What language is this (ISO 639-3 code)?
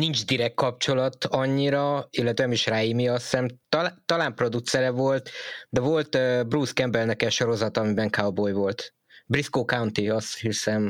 hun